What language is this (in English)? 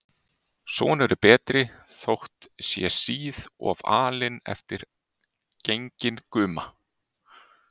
Icelandic